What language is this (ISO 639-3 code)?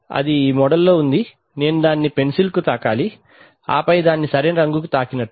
tel